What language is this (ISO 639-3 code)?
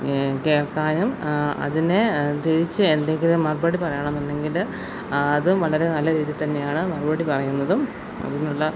mal